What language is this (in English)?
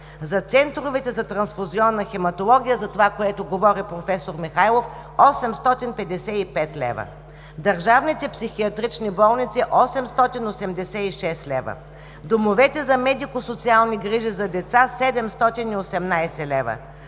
Bulgarian